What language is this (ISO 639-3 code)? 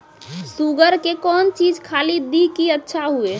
mai